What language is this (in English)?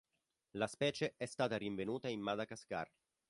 Italian